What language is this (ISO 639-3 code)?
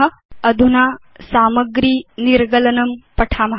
san